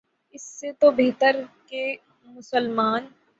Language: Urdu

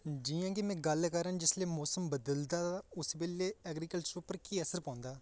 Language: Dogri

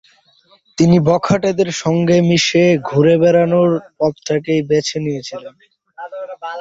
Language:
Bangla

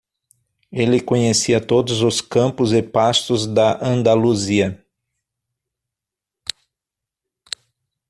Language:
Portuguese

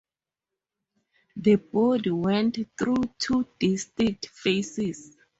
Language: English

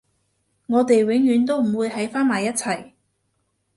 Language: Cantonese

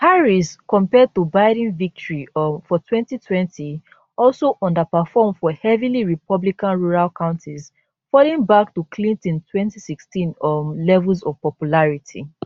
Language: Nigerian Pidgin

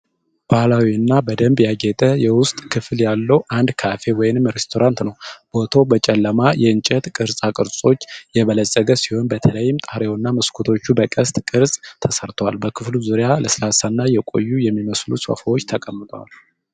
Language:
Amharic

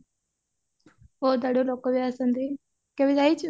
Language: Odia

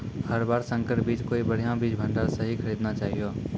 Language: Maithili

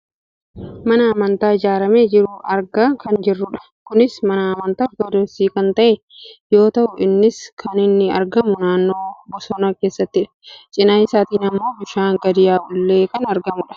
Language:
Oromo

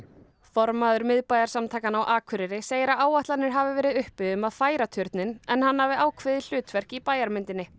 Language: Icelandic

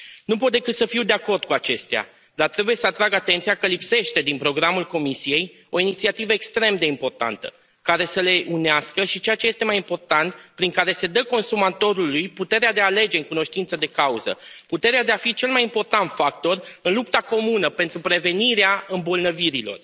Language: Romanian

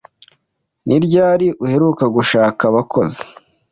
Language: Kinyarwanda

